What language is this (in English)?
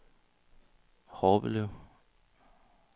Danish